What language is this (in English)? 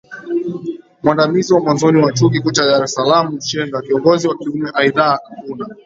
Swahili